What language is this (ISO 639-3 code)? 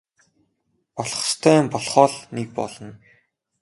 mon